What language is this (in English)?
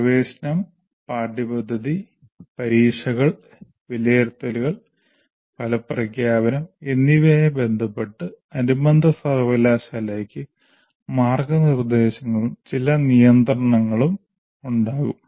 Malayalam